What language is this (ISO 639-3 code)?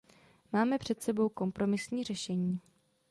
ces